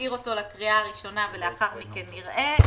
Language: Hebrew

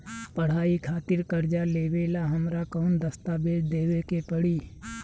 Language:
Bhojpuri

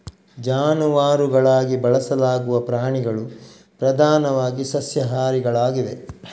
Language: Kannada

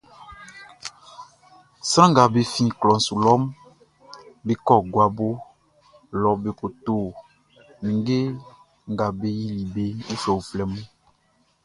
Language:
Baoulé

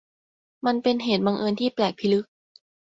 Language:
Thai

